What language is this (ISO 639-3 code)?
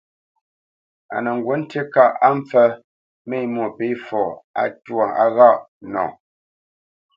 bce